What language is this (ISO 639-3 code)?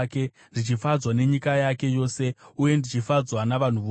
sna